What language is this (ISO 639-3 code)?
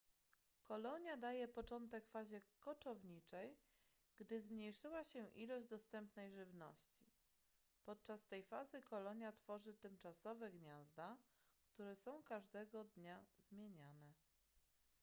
pol